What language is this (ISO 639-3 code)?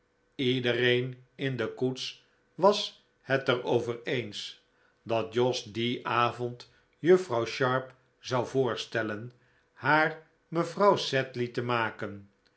nld